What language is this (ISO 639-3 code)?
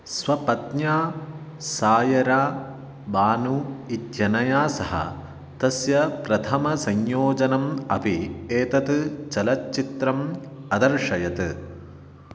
san